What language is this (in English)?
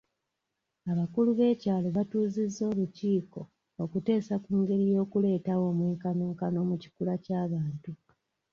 Ganda